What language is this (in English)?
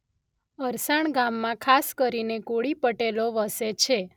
Gujarati